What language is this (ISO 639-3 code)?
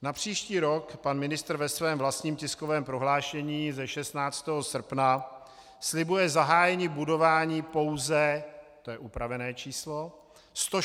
ces